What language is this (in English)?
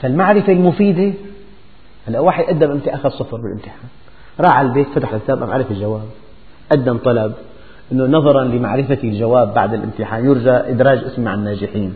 Arabic